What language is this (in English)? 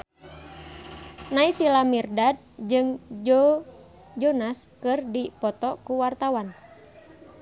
Sundanese